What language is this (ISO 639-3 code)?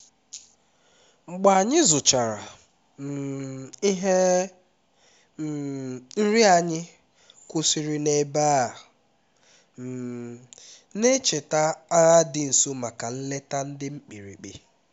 ibo